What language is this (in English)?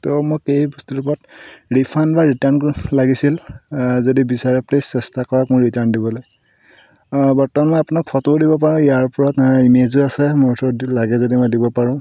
Assamese